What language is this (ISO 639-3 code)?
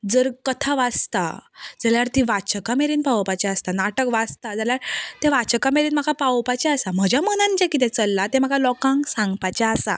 kok